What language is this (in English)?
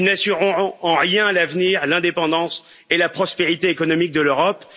French